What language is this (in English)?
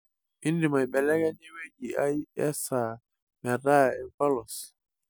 Masai